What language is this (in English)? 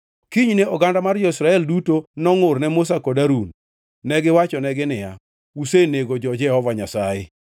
Luo (Kenya and Tanzania)